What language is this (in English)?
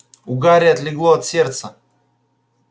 Russian